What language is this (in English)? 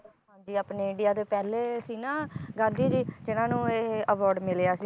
Punjabi